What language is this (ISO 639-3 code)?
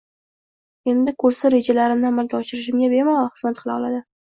uzb